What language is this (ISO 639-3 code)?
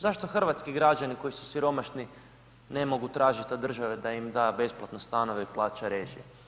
hrv